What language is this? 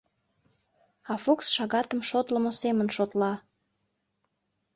Mari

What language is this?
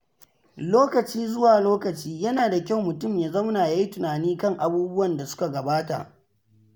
Hausa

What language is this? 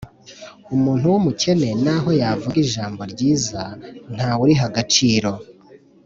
Kinyarwanda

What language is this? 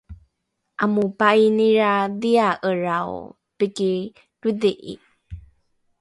Rukai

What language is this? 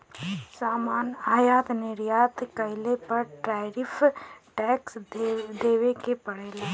Bhojpuri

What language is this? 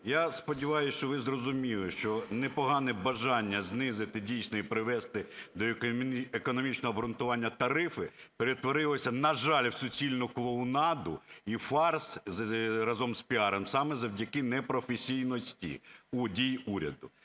Ukrainian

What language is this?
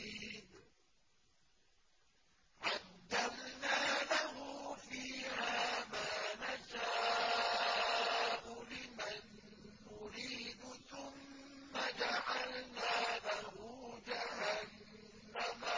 Arabic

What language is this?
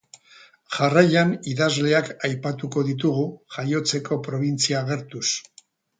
Basque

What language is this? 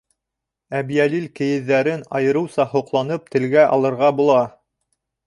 Bashkir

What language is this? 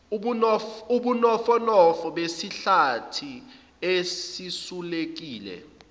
Zulu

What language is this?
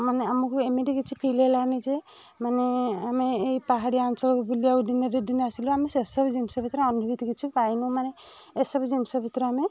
Odia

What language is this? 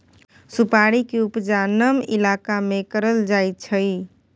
Maithili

